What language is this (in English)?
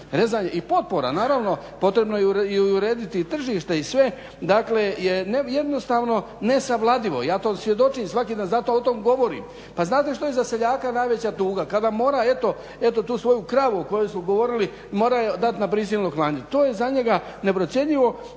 Croatian